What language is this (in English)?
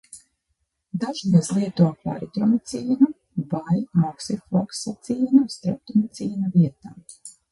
Latvian